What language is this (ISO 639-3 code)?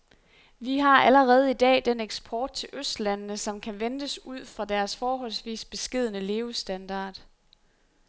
dan